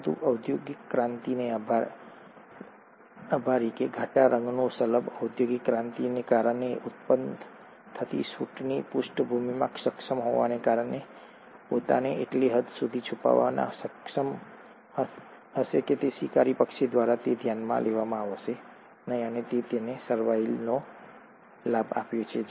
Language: Gujarati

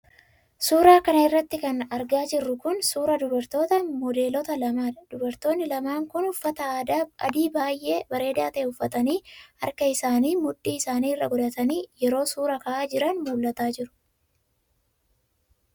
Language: Oromo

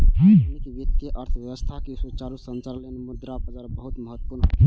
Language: Maithili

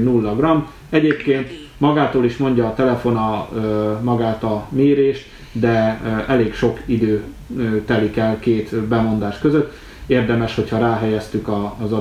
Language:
Hungarian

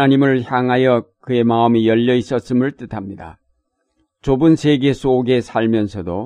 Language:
Korean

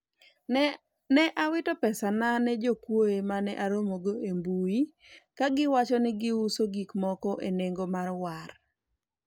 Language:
Luo (Kenya and Tanzania)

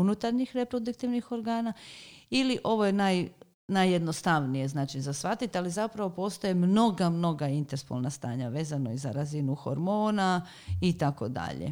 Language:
Croatian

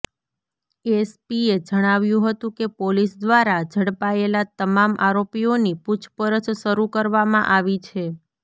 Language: Gujarati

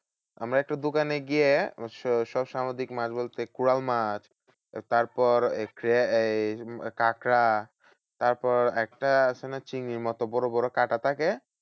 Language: Bangla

